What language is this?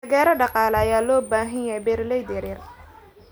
Somali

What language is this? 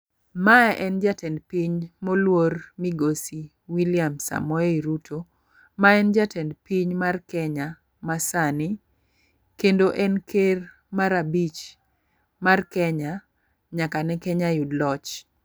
Luo (Kenya and Tanzania)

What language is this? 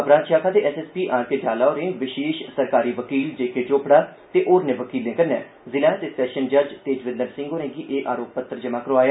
Dogri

